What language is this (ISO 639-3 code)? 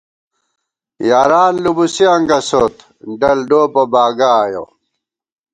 gwt